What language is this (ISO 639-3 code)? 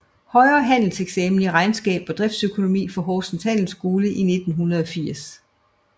dan